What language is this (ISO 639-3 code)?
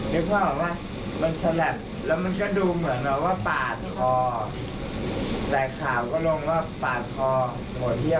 tha